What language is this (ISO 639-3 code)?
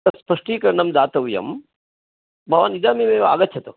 san